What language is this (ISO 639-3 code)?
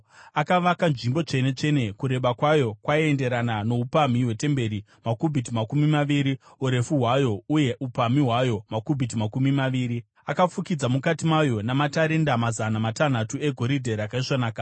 sna